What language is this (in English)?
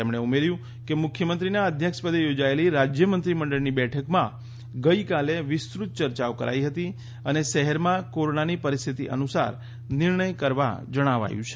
Gujarati